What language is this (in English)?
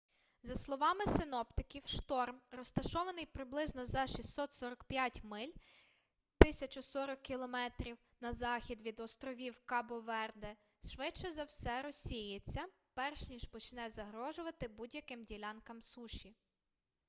Ukrainian